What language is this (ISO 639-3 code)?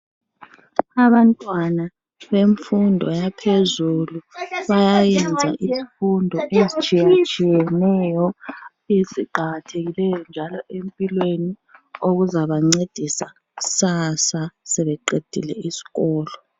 nde